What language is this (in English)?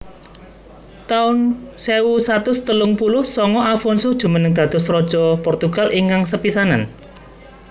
Javanese